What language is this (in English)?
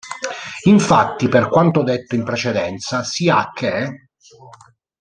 Italian